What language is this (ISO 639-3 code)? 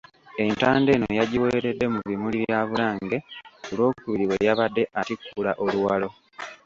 lug